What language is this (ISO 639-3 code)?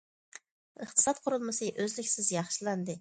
uig